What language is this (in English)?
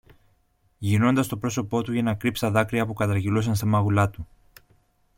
Greek